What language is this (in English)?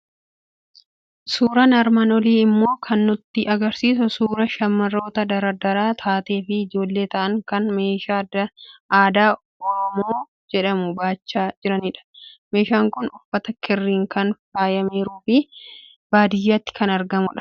Oromo